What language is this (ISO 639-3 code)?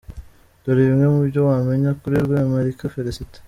kin